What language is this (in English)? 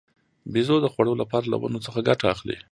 Pashto